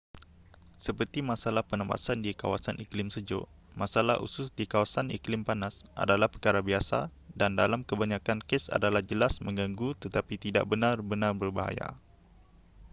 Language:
Malay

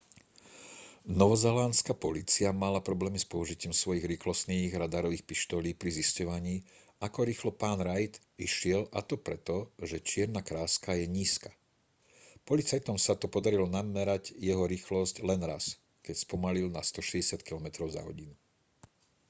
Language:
Slovak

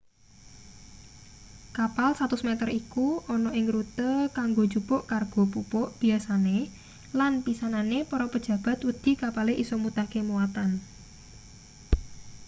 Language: Javanese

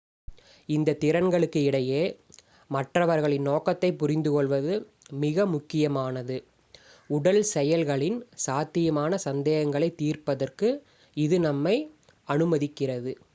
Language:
Tamil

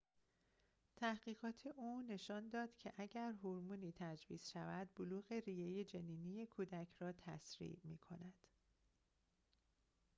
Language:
Persian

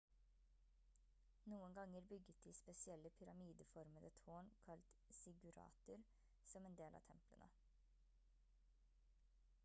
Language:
Norwegian Bokmål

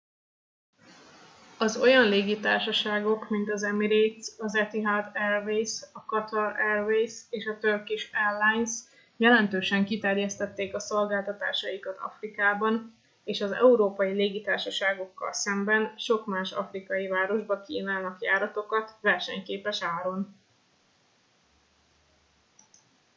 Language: Hungarian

